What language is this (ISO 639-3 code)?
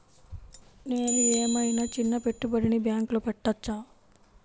tel